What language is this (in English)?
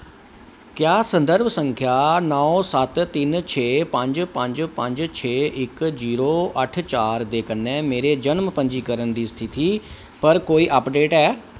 Dogri